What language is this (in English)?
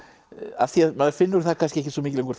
Icelandic